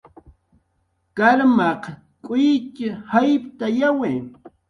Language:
Jaqaru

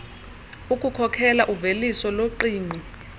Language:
Xhosa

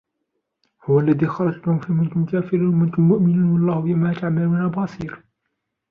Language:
Arabic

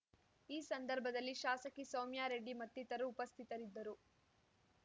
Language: Kannada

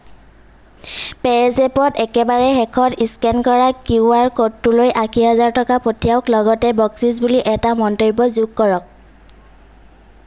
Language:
Assamese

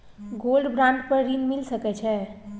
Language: Maithili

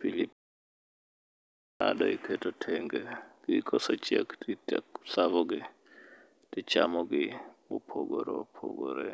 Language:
Luo (Kenya and Tanzania)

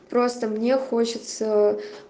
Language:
Russian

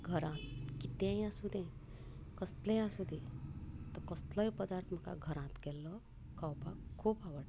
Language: Konkani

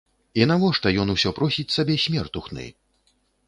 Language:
Belarusian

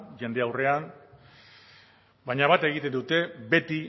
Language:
Basque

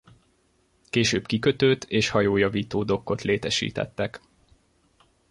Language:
Hungarian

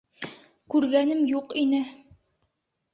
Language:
Bashkir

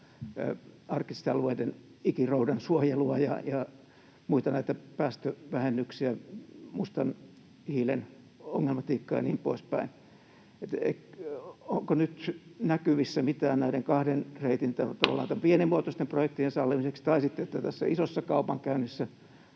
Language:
Finnish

